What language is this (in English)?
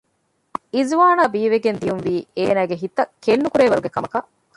Divehi